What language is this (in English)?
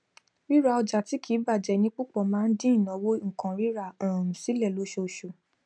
Yoruba